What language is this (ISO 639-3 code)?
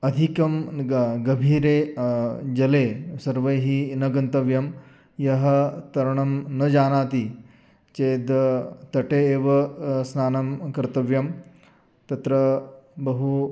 san